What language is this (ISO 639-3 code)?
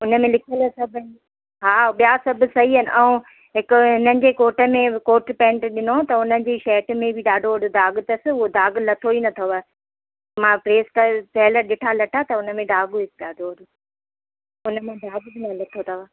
snd